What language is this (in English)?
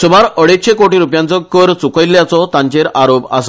Konkani